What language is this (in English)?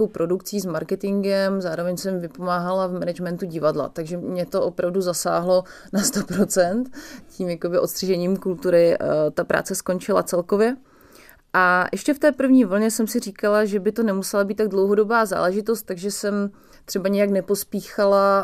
Czech